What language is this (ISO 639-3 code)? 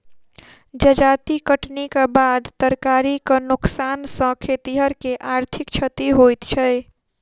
mai